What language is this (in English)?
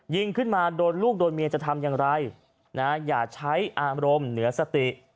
Thai